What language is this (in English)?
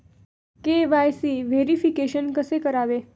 Marathi